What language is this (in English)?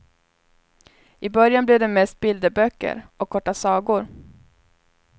Swedish